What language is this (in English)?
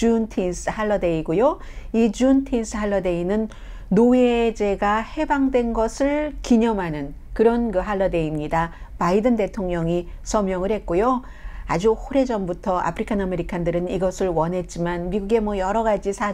Korean